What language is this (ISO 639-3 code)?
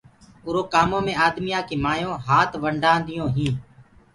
ggg